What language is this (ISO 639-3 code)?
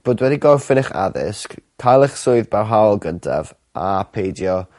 cym